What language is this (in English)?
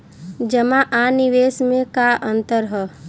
Bhojpuri